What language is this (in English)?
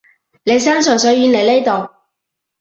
Cantonese